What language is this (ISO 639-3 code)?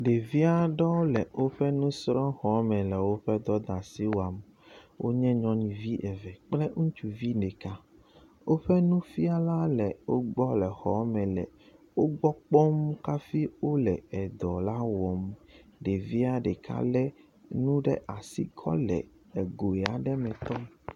ewe